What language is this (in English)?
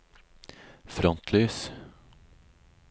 Norwegian